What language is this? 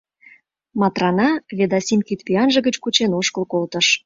Mari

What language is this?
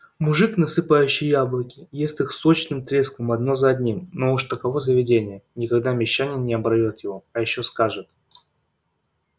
Russian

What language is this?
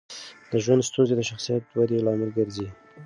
Pashto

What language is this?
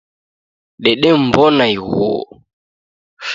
Taita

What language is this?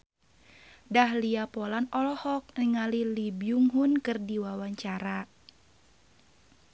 Sundanese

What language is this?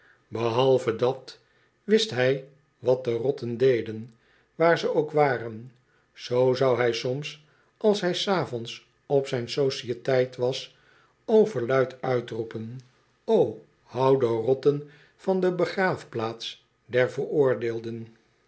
Dutch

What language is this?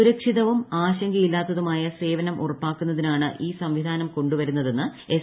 Malayalam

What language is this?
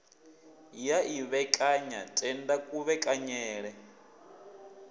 Venda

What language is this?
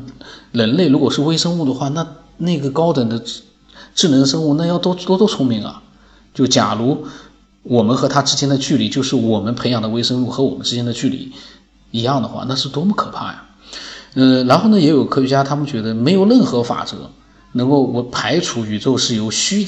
Chinese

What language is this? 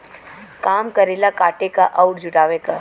Bhojpuri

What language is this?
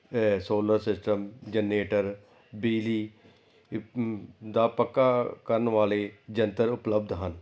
Punjabi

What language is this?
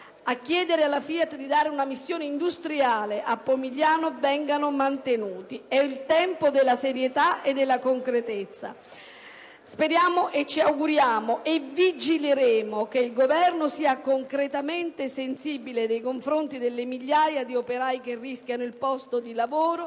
Italian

